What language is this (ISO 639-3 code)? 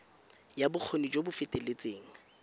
tsn